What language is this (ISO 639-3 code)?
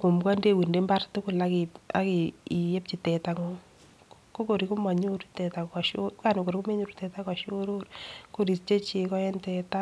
kln